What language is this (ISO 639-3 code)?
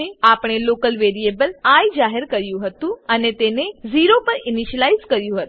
guj